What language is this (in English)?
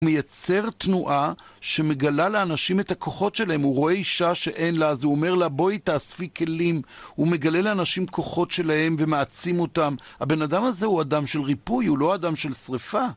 Hebrew